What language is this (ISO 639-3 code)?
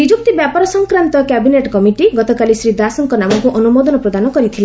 ori